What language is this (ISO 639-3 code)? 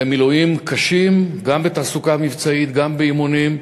heb